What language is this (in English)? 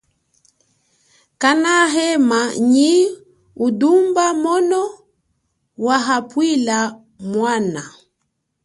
Chokwe